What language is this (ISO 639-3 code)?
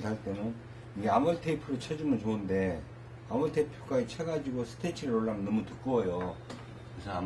kor